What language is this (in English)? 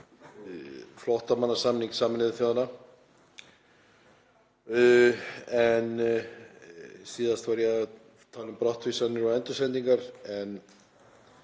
Icelandic